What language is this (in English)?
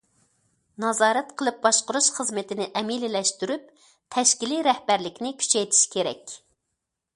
Uyghur